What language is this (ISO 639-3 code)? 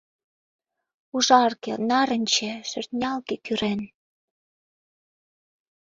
chm